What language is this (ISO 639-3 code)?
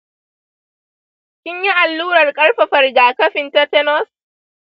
hau